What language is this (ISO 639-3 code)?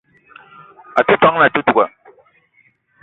eto